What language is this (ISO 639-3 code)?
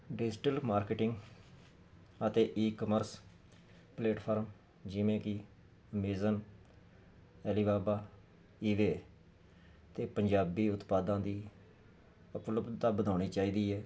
pan